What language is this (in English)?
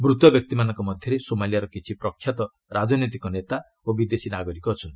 Odia